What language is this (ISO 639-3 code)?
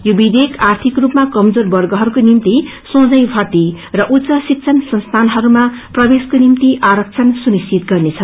nep